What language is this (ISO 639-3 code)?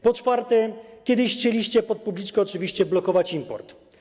pol